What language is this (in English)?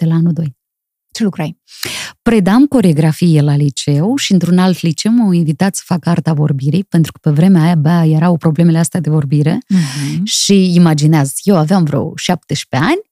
Romanian